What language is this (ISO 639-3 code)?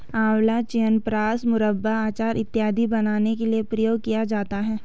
hin